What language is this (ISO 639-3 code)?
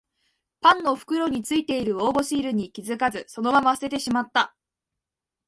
jpn